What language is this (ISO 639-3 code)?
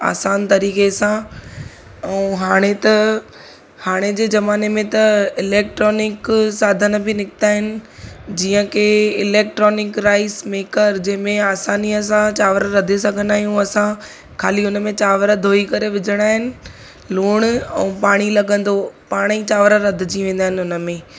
snd